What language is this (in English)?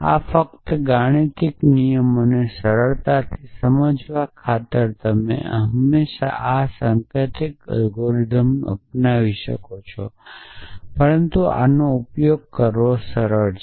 Gujarati